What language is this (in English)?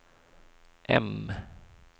Swedish